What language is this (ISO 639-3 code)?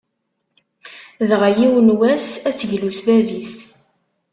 kab